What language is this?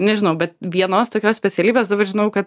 Lithuanian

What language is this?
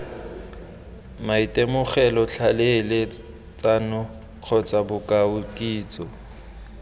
Tswana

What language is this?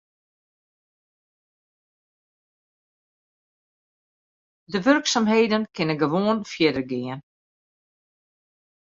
Western Frisian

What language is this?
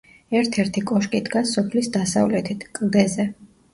Georgian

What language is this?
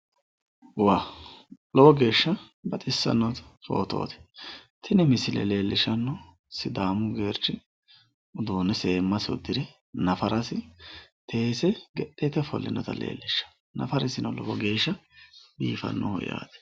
Sidamo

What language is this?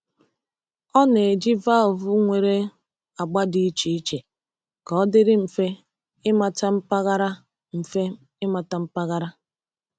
Igbo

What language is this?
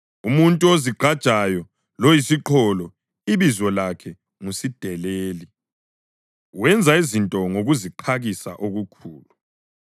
North Ndebele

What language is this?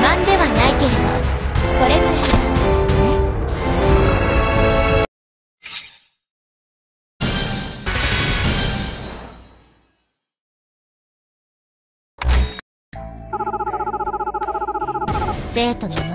Japanese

